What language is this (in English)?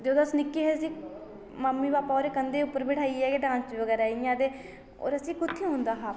Dogri